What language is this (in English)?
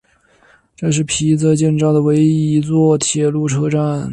Chinese